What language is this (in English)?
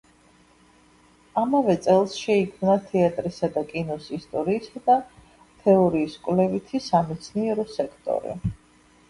Georgian